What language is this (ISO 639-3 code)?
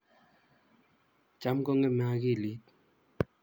kln